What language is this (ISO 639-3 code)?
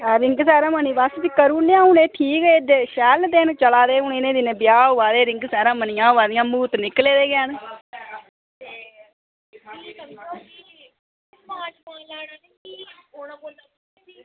doi